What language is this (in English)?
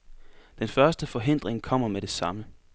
Danish